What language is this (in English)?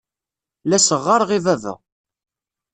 Kabyle